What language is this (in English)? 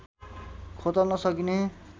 Nepali